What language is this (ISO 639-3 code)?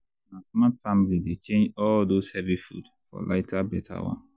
pcm